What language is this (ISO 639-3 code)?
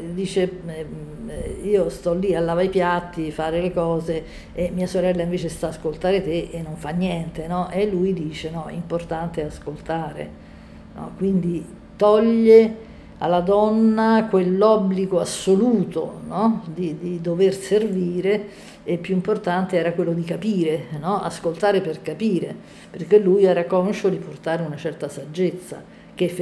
ita